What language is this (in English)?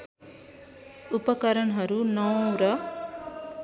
Nepali